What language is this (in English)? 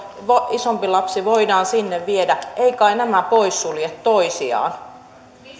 Finnish